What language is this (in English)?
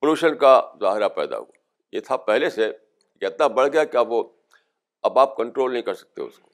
Urdu